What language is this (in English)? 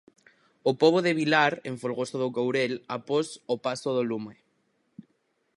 Galician